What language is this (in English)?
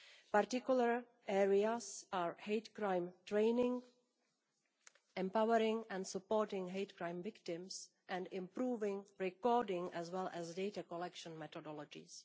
English